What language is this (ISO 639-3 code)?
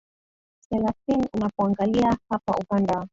swa